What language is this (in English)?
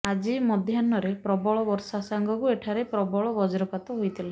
Odia